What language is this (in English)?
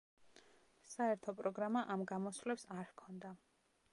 Georgian